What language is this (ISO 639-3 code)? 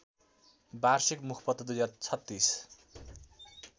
nep